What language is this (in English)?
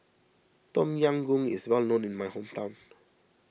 English